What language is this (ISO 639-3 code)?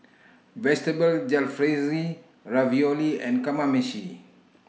eng